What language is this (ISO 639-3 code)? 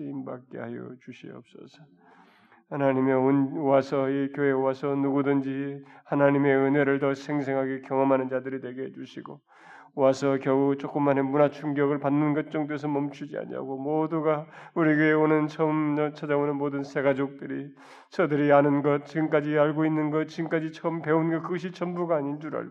kor